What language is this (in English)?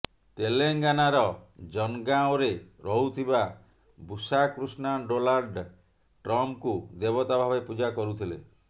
Odia